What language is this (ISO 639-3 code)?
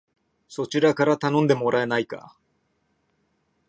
jpn